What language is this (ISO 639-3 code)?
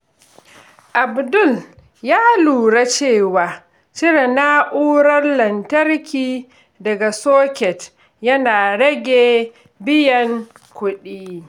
hau